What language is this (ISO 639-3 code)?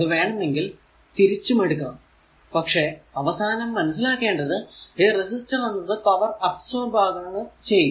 mal